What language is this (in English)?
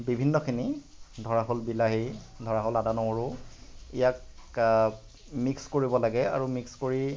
Assamese